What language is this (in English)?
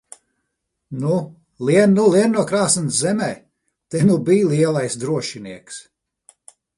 Latvian